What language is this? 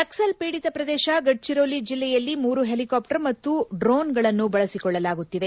Kannada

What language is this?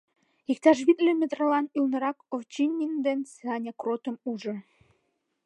Mari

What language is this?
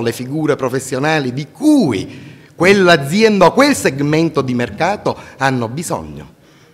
Italian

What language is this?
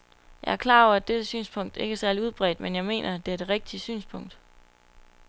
Danish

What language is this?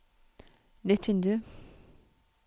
Norwegian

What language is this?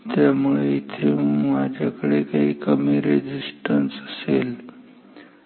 Marathi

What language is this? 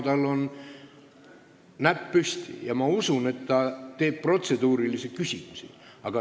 Estonian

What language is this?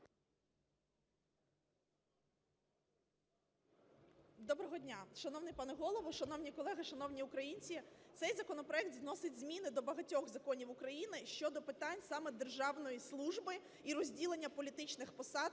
Ukrainian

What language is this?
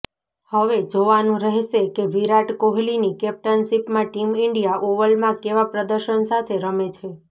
Gujarati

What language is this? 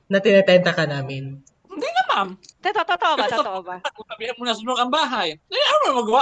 Filipino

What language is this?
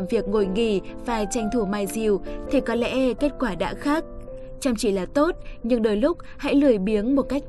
Vietnamese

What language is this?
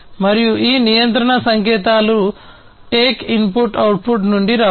Telugu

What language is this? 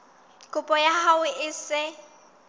Southern Sotho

